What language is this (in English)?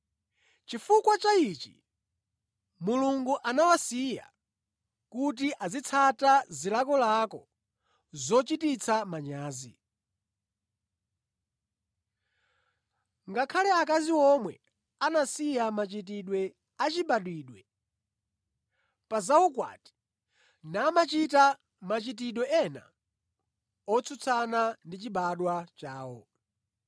Nyanja